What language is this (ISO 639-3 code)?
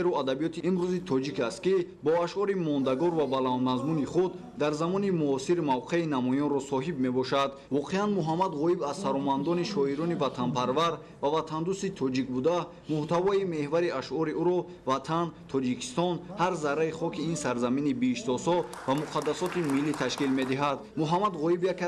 fas